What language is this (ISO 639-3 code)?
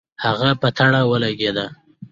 pus